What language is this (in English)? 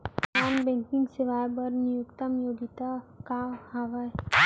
Chhattisgarhi